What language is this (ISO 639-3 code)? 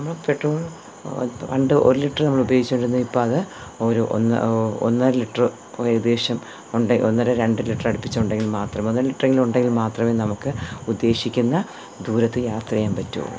mal